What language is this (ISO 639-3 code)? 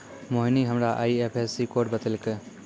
mai